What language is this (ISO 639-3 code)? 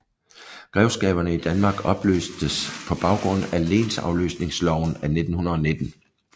dan